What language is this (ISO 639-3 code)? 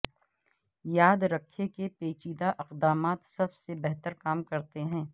urd